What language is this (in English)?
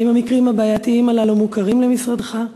Hebrew